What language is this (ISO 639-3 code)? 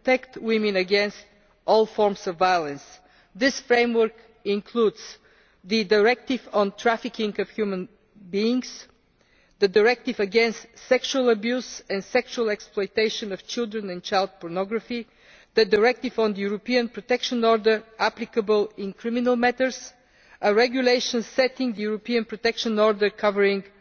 eng